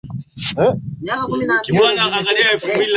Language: Swahili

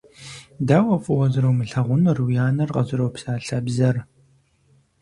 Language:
Kabardian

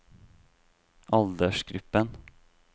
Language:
Norwegian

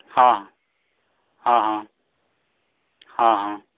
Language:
Santali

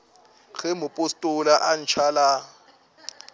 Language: Northern Sotho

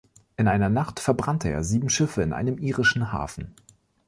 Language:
German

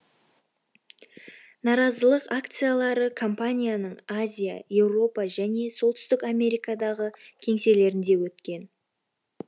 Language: Kazakh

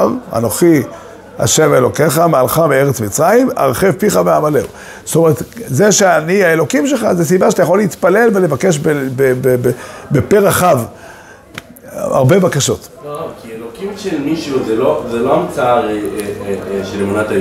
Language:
Hebrew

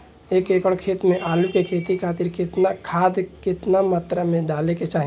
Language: Bhojpuri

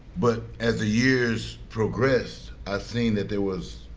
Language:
English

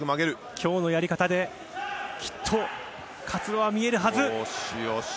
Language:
Japanese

